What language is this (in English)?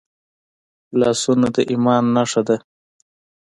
Pashto